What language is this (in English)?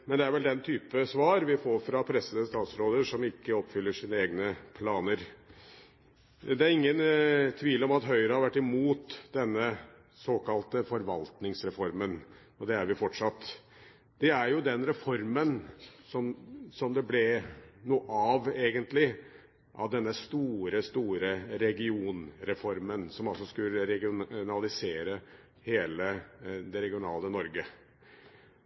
Norwegian Bokmål